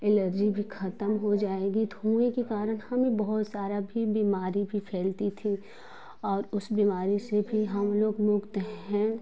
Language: Hindi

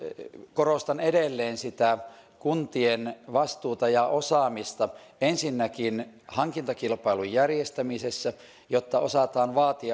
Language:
Finnish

